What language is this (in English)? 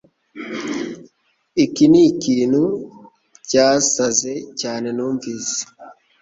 Kinyarwanda